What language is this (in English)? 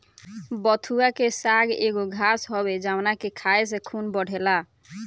Bhojpuri